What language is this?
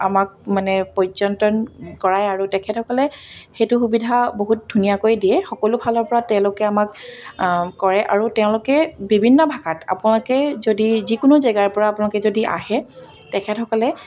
Assamese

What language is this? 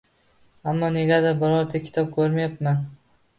Uzbek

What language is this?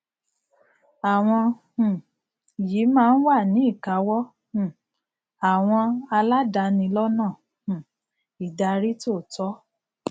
Yoruba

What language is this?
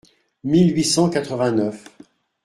French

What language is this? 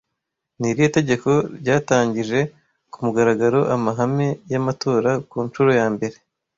Kinyarwanda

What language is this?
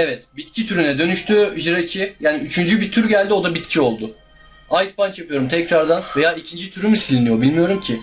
Turkish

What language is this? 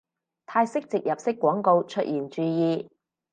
Cantonese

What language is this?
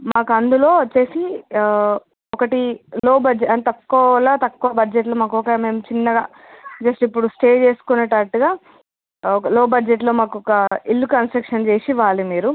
Telugu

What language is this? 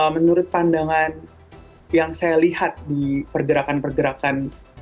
Indonesian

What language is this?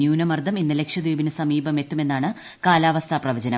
Malayalam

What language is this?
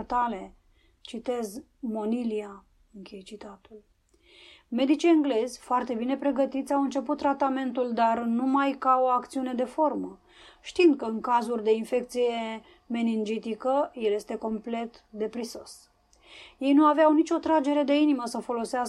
Romanian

